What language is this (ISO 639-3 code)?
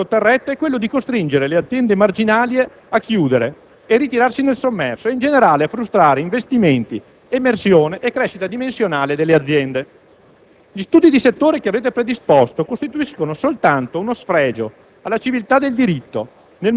ita